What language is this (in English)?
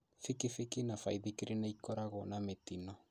Kikuyu